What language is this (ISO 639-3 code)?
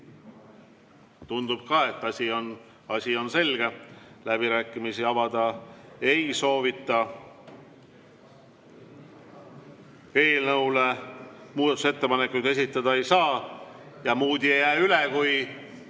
est